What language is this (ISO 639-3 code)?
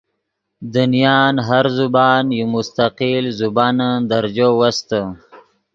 ydg